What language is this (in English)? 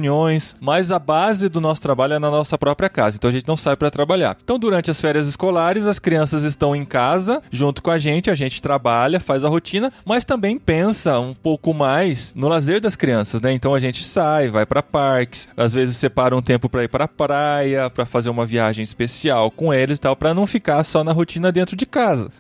Portuguese